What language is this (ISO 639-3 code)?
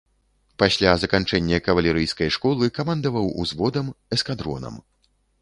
bel